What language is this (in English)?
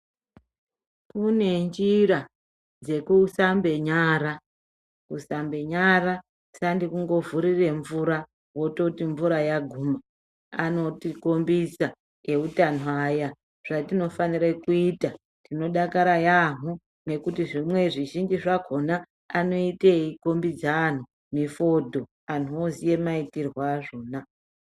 Ndau